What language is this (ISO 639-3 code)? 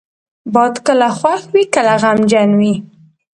pus